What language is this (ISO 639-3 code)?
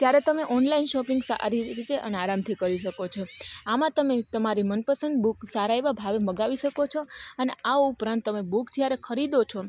guj